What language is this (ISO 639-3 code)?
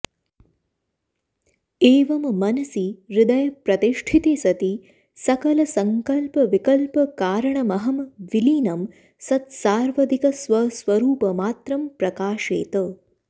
san